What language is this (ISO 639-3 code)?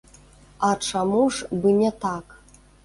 bel